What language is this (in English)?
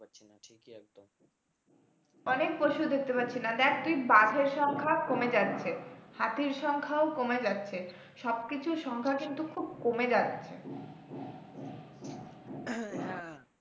Bangla